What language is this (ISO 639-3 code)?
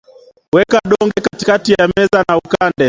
swa